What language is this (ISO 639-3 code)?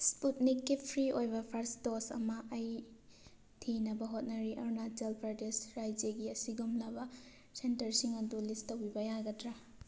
mni